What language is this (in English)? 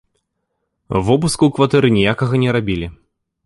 Belarusian